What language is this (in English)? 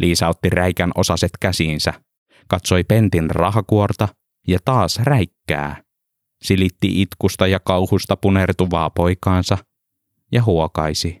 Finnish